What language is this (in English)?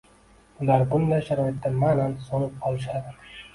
Uzbek